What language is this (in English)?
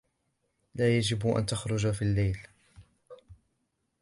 Arabic